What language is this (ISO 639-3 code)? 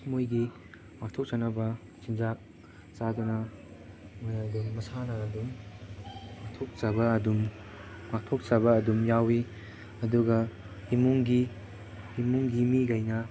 mni